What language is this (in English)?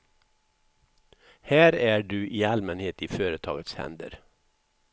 Swedish